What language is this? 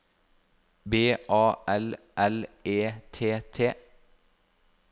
Norwegian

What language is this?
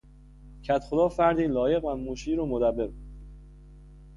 Persian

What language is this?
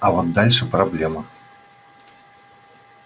Russian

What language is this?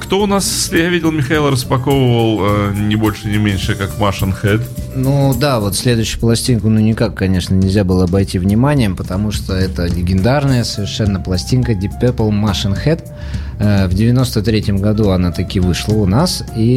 Russian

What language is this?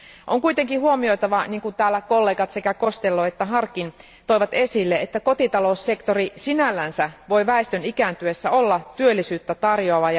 Finnish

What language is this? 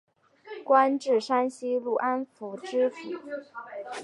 Chinese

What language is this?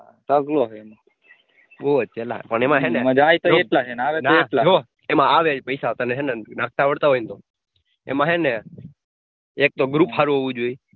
Gujarati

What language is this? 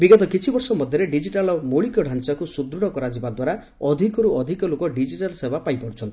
Odia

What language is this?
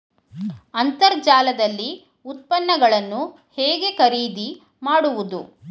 Kannada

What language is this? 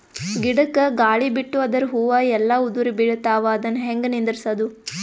Kannada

